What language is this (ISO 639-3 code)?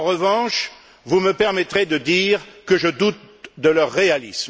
fra